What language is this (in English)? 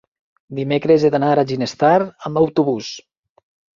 Catalan